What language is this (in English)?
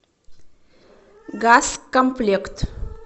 Russian